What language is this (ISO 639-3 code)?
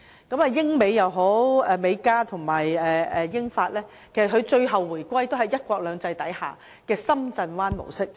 yue